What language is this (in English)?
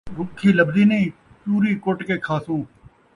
Saraiki